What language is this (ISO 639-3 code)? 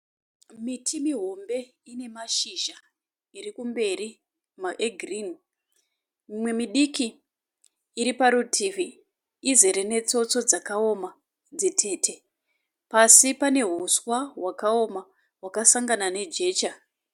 sna